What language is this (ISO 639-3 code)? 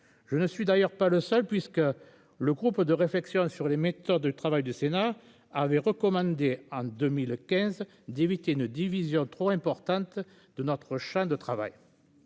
fra